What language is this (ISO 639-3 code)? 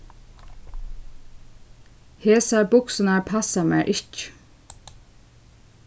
fao